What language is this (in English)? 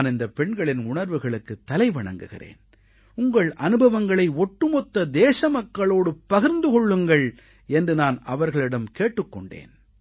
Tamil